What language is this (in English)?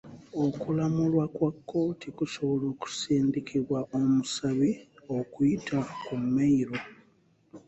Ganda